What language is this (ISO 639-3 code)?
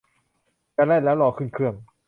tha